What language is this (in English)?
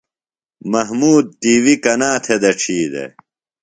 Phalura